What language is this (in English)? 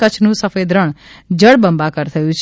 Gujarati